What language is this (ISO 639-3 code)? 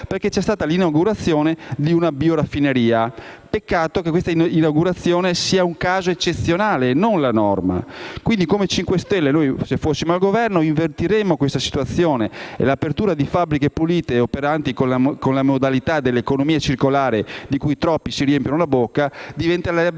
ita